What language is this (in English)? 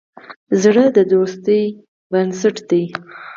Pashto